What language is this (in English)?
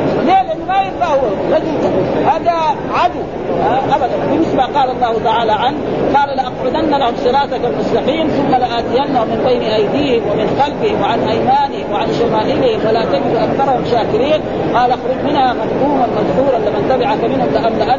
Arabic